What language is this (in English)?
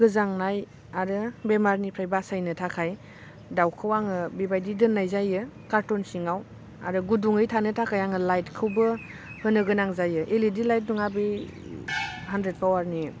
Bodo